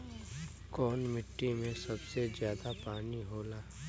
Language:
Bhojpuri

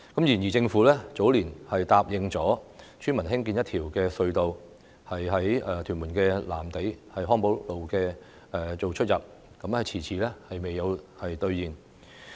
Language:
Cantonese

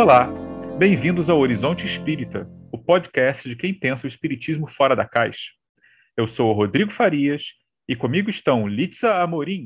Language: Portuguese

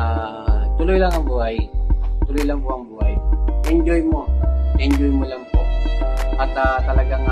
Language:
Filipino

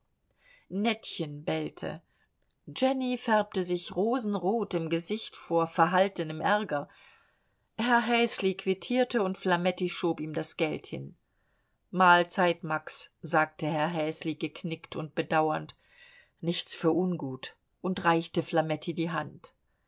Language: German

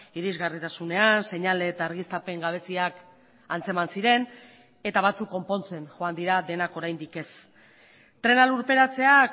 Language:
Basque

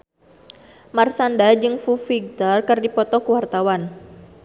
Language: Sundanese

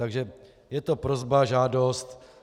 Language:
Czech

